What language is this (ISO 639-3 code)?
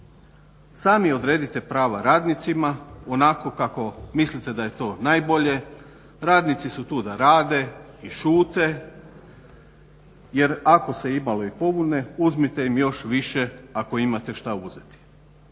hrv